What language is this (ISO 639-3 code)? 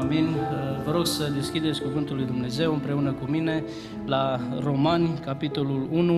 ron